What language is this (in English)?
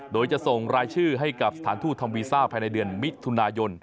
Thai